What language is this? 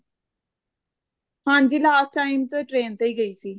Punjabi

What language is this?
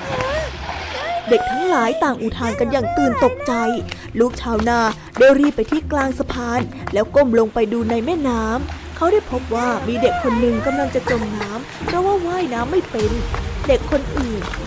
Thai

